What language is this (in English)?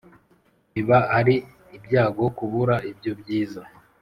Kinyarwanda